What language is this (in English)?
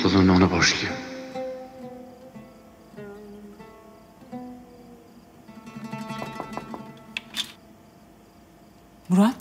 Turkish